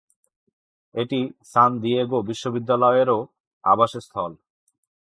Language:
Bangla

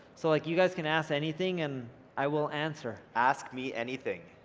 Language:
English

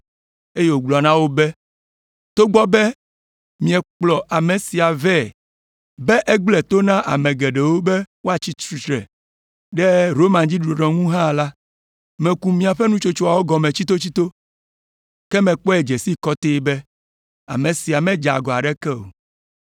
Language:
Ewe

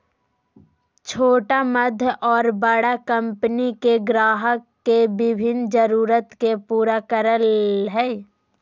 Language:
Magahi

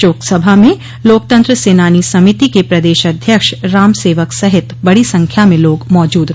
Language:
Hindi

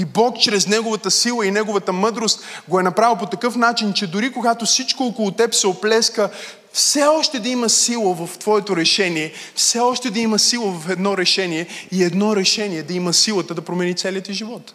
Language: Bulgarian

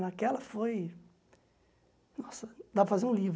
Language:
Portuguese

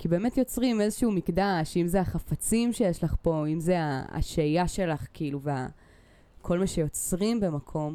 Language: Hebrew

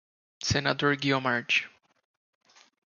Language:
Portuguese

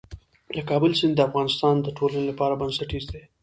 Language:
Pashto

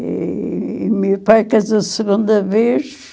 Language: Portuguese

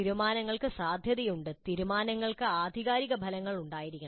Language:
Malayalam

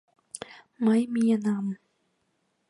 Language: Mari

